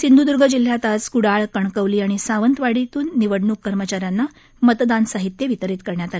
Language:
Marathi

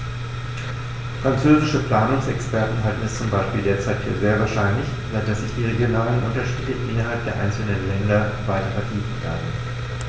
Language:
German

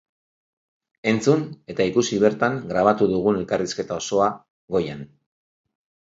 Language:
Basque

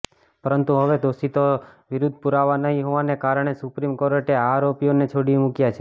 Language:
Gujarati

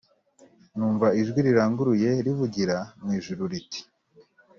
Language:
Kinyarwanda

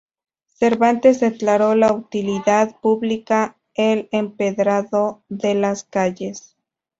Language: Spanish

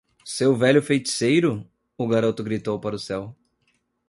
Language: Portuguese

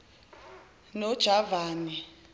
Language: Zulu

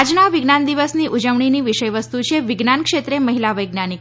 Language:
Gujarati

